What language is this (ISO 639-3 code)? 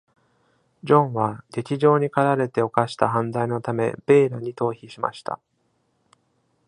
jpn